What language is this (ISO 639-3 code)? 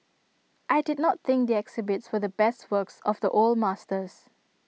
eng